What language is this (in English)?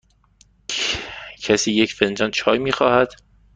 Persian